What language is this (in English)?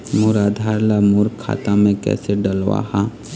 Chhattisgarhi